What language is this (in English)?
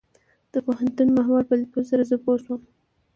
Pashto